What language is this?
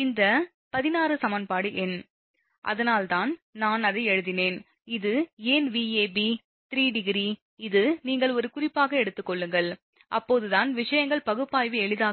Tamil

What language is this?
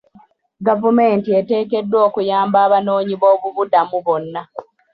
Ganda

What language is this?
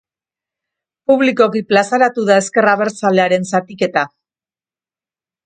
Basque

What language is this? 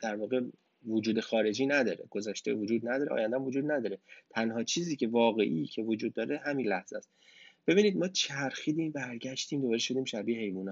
Persian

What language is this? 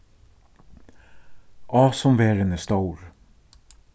Faroese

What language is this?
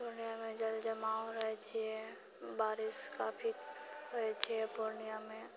Maithili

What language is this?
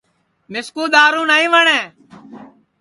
Sansi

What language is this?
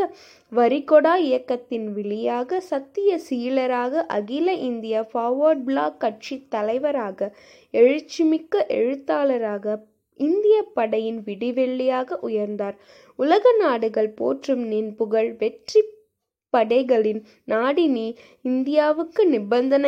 Tamil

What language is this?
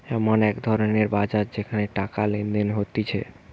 Bangla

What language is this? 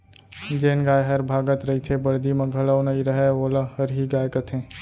Chhattisgarhi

